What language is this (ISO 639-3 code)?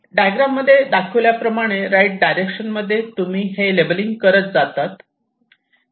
mar